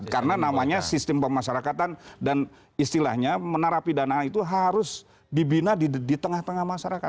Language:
Indonesian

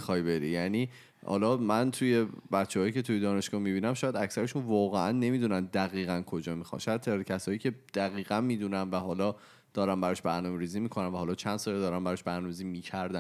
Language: Persian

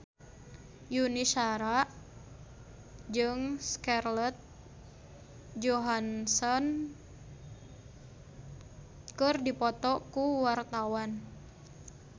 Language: Sundanese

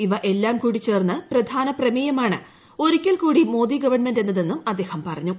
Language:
Malayalam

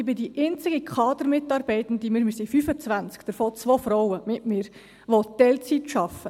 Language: Swiss German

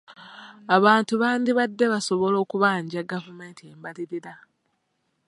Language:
Ganda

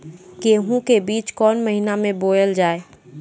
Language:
Maithili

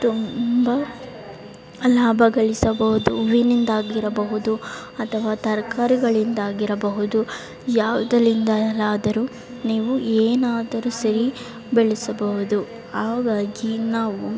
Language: Kannada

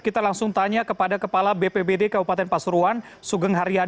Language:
Indonesian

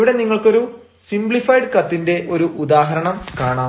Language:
Malayalam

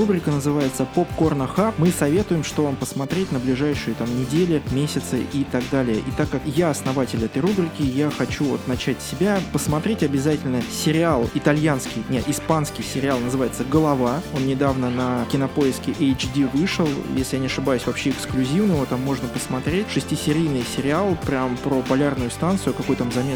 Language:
Russian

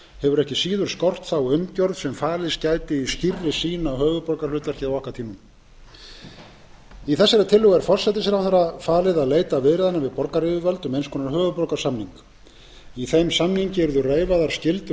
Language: Icelandic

